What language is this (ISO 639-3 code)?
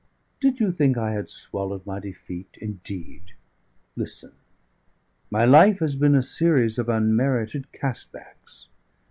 eng